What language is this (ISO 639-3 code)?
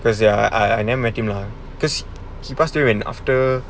eng